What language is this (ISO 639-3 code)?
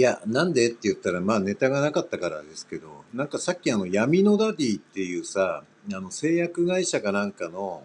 jpn